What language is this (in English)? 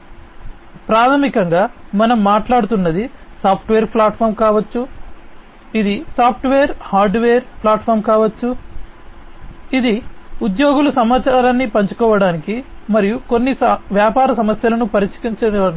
Telugu